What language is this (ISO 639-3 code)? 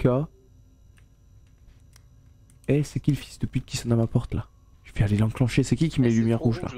fra